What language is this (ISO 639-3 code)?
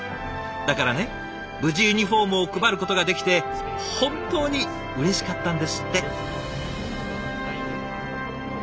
jpn